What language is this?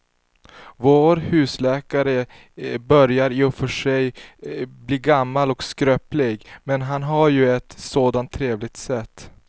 Swedish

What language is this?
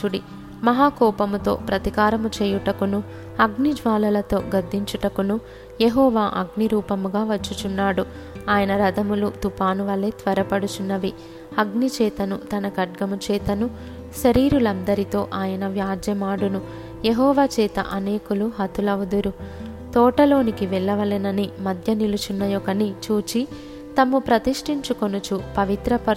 Telugu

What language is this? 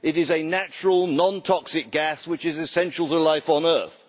English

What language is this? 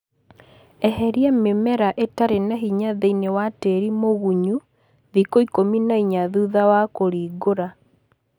Kikuyu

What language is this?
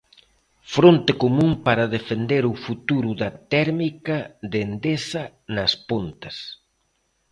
Galician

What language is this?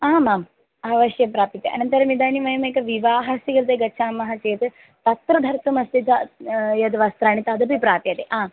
Sanskrit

